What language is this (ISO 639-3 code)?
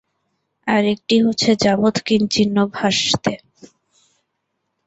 ben